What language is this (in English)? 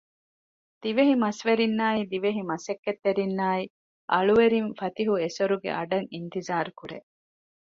Divehi